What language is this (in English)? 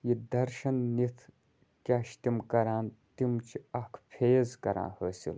Kashmiri